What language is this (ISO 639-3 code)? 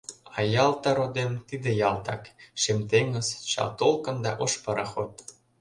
chm